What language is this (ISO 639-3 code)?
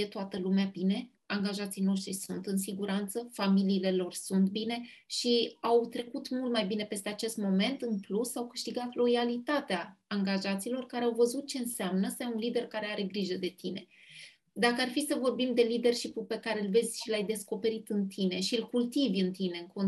ron